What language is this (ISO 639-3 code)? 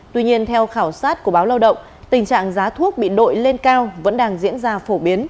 vie